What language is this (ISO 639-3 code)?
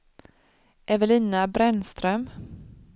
swe